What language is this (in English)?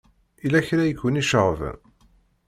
Kabyle